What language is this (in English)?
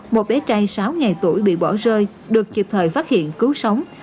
Vietnamese